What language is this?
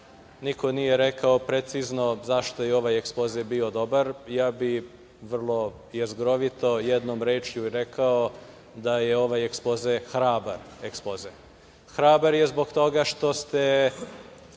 Serbian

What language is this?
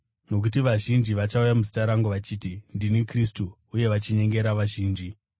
Shona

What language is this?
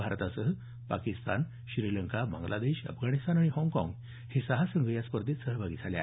Marathi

